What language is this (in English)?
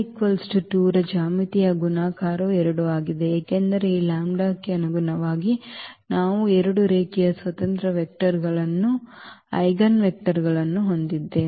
Kannada